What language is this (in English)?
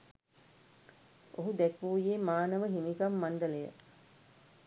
Sinhala